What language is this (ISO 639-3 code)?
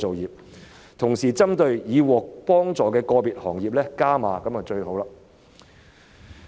yue